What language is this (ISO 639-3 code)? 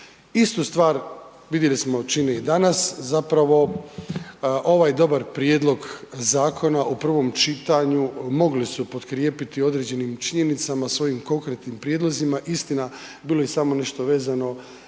hrv